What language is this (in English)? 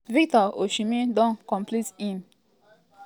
Nigerian Pidgin